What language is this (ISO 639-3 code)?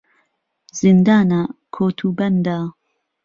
ckb